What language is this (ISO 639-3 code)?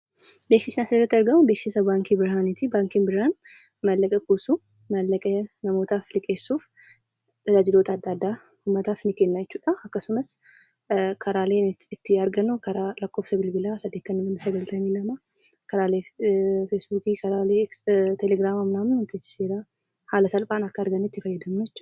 orm